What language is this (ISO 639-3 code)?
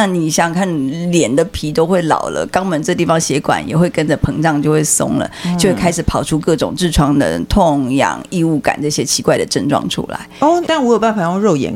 zho